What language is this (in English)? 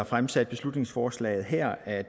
Danish